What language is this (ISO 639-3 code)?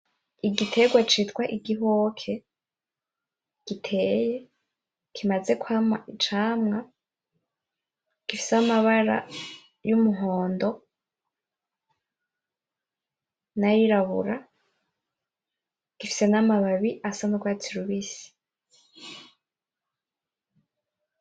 run